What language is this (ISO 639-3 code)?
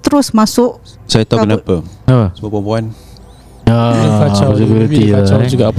msa